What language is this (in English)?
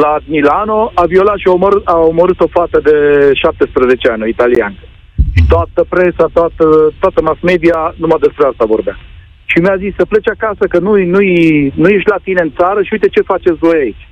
Romanian